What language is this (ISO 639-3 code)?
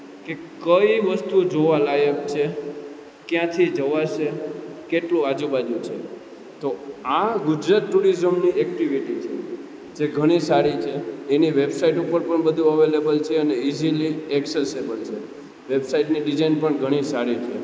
guj